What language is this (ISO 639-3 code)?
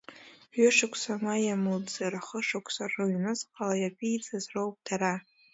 abk